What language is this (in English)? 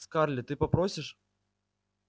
Russian